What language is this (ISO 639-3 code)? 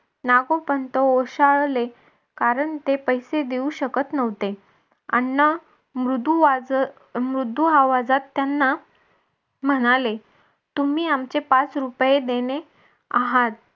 mar